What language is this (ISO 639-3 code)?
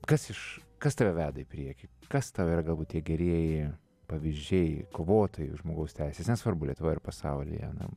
lit